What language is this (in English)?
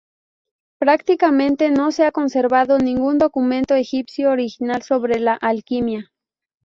Spanish